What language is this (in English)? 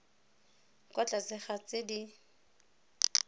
Tswana